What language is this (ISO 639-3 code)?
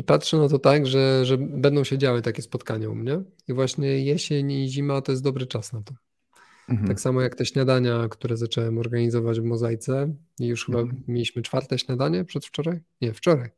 pol